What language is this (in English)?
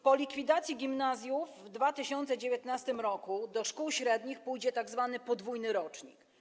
Polish